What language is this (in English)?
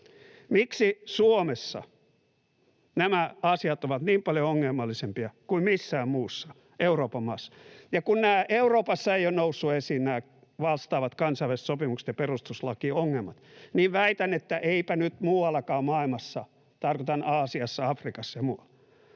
Finnish